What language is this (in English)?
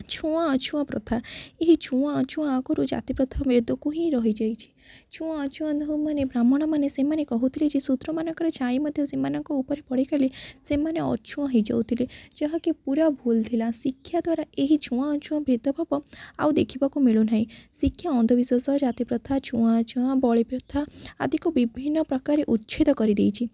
Odia